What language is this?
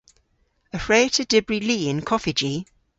Cornish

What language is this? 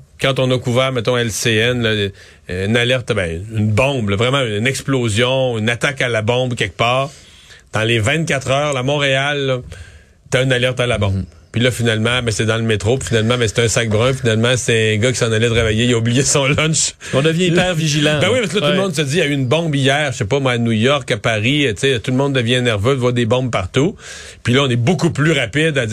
French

